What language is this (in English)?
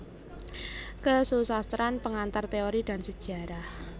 Javanese